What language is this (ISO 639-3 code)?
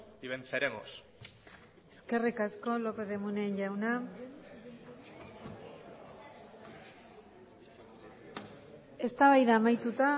eus